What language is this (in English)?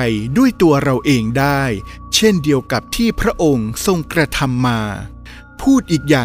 Thai